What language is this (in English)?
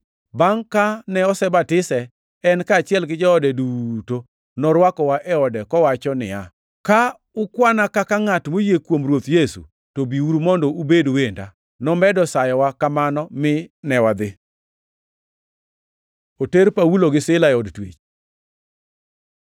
Luo (Kenya and Tanzania)